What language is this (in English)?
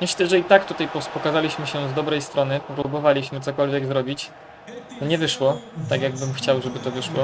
Polish